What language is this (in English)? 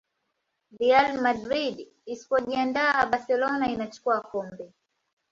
Swahili